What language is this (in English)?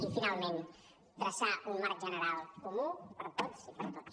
Catalan